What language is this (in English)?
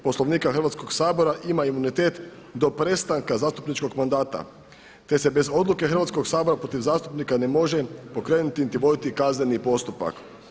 Croatian